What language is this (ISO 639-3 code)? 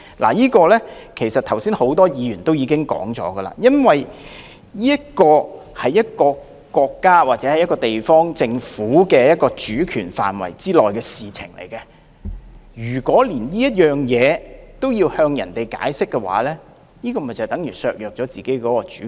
yue